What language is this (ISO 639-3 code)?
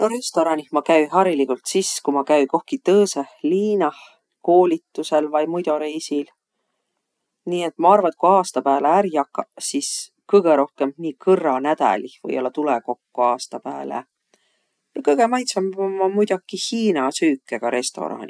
vro